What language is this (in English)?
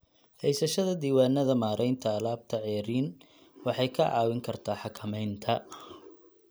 Somali